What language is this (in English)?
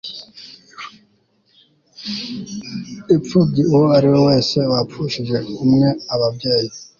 Kinyarwanda